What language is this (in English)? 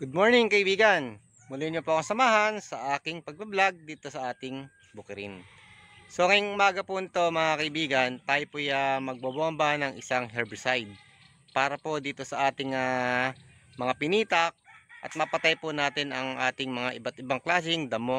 Filipino